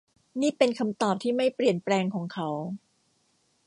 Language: Thai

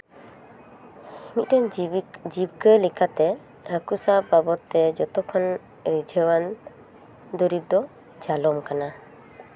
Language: Santali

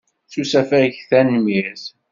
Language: Kabyle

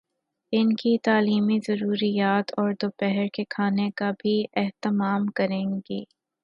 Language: Urdu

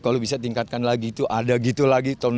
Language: Indonesian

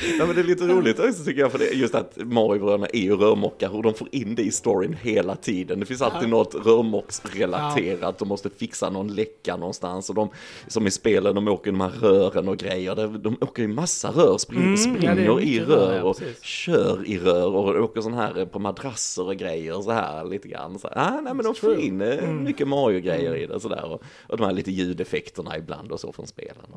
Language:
Swedish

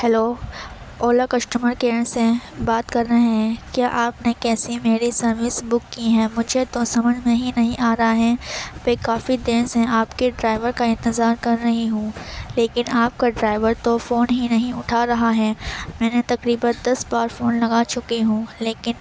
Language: Urdu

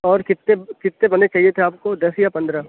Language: Urdu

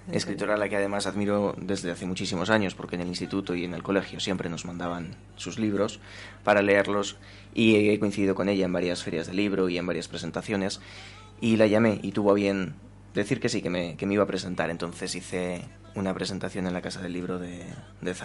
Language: Spanish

